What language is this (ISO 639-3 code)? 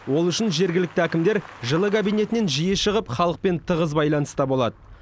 kaz